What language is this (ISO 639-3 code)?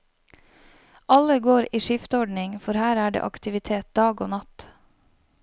nor